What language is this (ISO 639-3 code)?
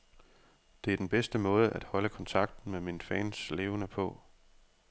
dan